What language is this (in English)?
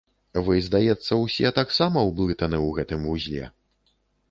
Belarusian